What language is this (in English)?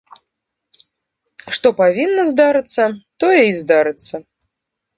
Belarusian